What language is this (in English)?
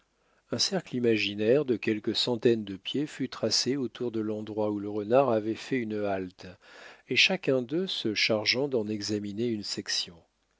French